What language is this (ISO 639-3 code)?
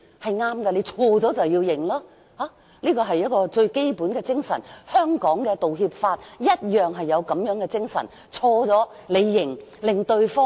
yue